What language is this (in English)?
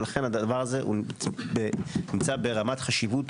Hebrew